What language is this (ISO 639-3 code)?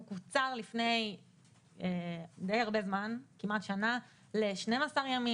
heb